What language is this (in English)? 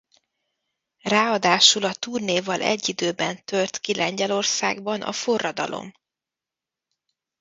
Hungarian